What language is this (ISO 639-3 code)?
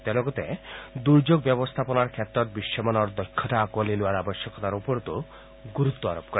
asm